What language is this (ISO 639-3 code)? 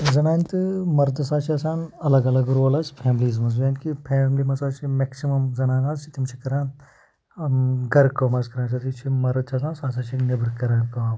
kas